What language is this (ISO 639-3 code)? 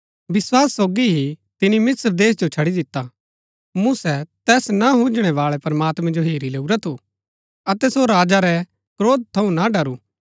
gbk